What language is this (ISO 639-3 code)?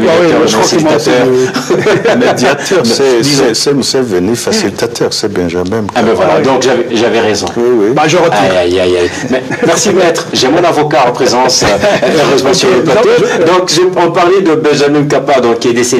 fra